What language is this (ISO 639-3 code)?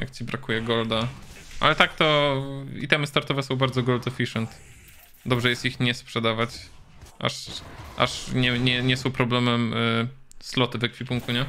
pol